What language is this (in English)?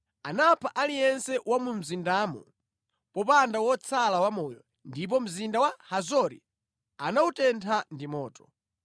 Nyanja